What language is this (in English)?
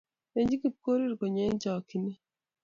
Kalenjin